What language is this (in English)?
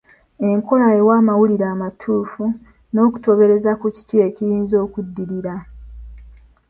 Ganda